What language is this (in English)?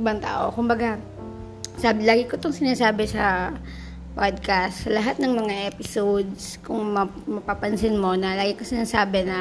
Filipino